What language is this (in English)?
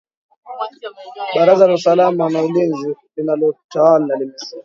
Swahili